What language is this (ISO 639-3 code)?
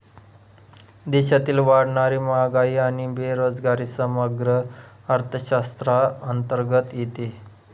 mar